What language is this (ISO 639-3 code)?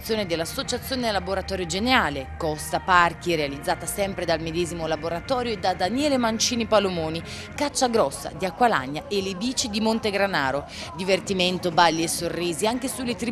ita